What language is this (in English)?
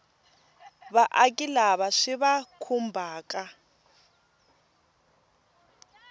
Tsonga